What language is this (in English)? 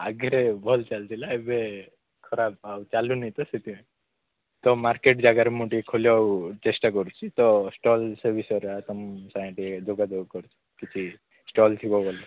Odia